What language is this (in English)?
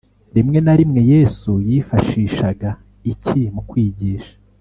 Kinyarwanda